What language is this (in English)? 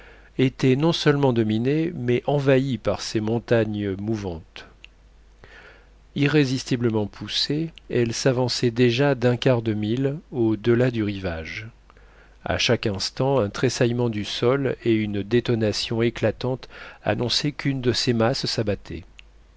French